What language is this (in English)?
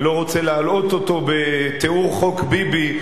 Hebrew